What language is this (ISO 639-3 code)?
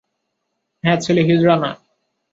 ben